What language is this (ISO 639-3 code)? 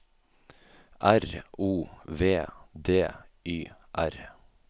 nor